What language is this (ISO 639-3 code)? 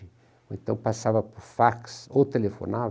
por